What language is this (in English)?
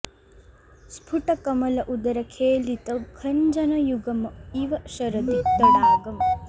Sanskrit